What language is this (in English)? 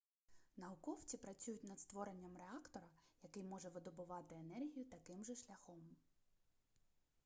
Ukrainian